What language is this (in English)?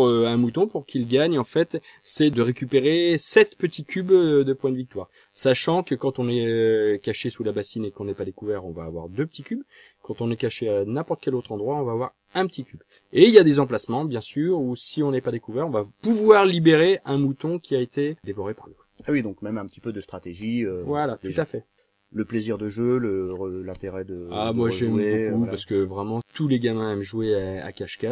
French